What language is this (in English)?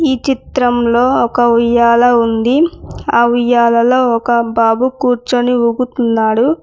Telugu